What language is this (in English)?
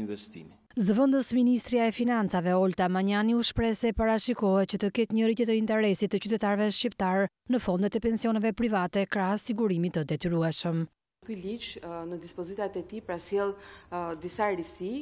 Romanian